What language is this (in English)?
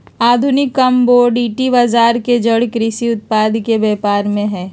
Magahi